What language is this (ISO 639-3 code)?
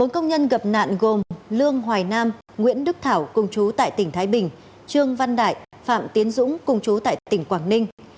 vie